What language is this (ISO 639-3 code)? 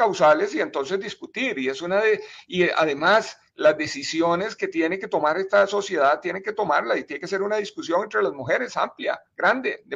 spa